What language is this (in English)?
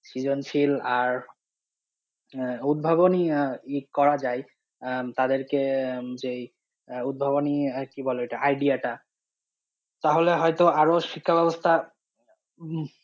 Bangla